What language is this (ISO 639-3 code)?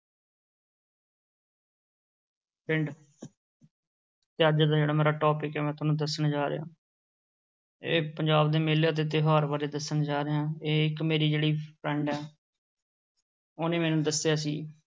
pan